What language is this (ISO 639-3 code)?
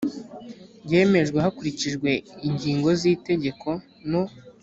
kin